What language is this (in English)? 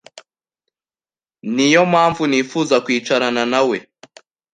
Kinyarwanda